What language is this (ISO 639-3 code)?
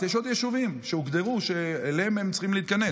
heb